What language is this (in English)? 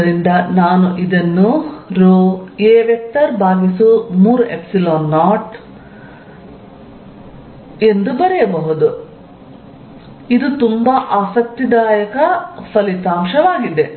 Kannada